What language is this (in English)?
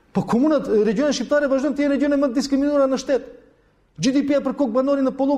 Romanian